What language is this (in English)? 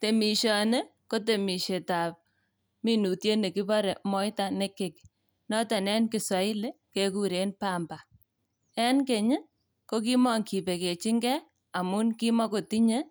Kalenjin